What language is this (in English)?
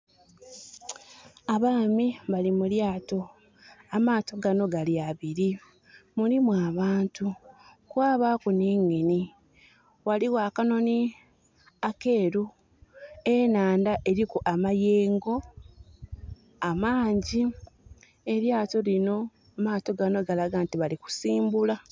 Soga